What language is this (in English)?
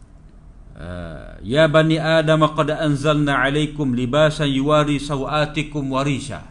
Malay